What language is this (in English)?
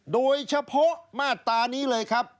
Thai